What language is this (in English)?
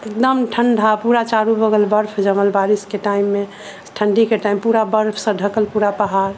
Maithili